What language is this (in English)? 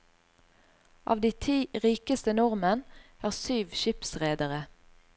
Norwegian